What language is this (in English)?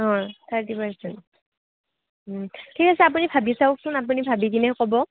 Assamese